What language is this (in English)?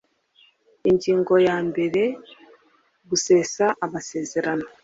Kinyarwanda